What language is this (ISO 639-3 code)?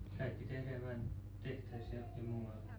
fin